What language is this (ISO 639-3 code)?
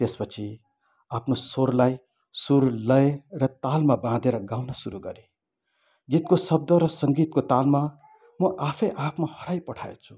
nep